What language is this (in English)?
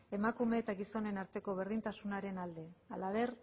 Basque